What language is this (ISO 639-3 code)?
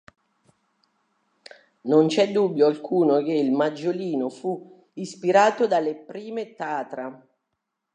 ita